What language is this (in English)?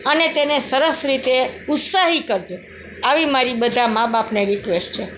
Gujarati